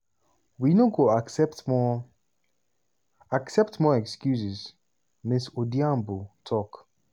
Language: Nigerian Pidgin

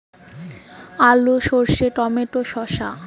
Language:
Bangla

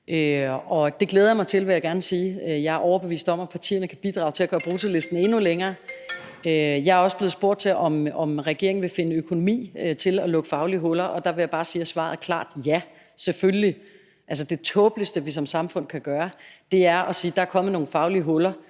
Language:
Danish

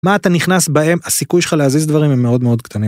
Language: Hebrew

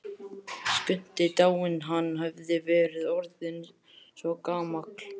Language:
Icelandic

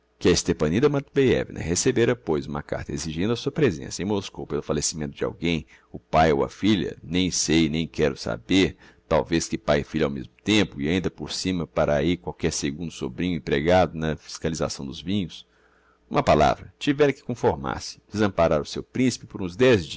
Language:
Portuguese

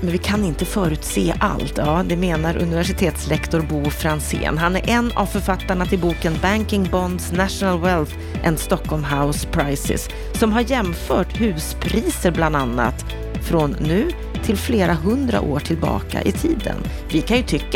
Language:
Swedish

